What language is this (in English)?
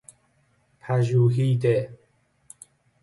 Persian